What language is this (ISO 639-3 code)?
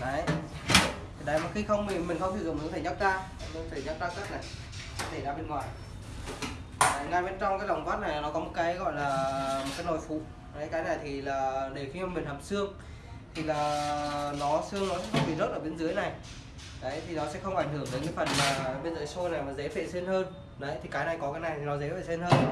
vie